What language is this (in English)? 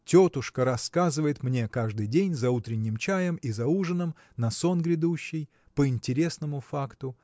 Russian